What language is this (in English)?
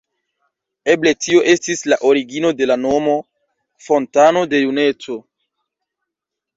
Esperanto